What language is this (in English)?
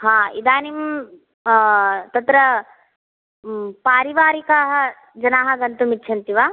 Sanskrit